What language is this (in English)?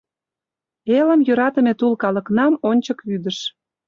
Mari